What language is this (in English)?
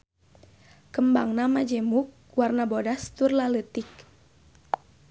Sundanese